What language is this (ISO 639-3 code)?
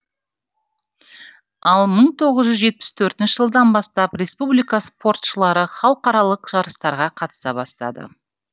kaz